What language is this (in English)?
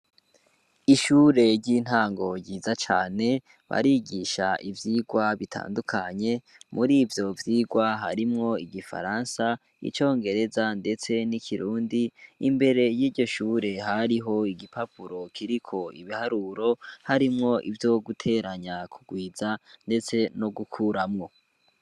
Rundi